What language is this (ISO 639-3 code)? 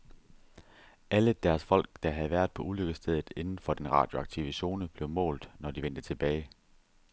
dan